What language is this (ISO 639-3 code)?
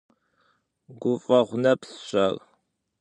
kbd